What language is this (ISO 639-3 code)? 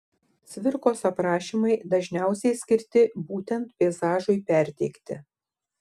lit